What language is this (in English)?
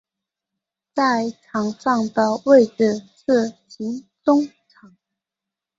Chinese